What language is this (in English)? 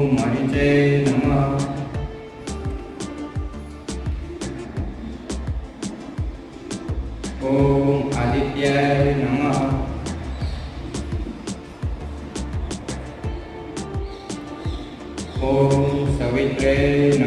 Gujarati